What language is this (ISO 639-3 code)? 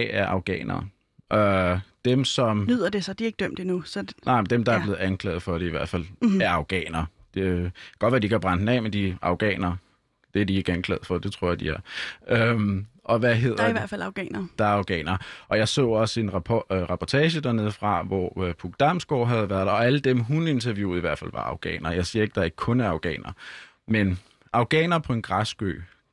dan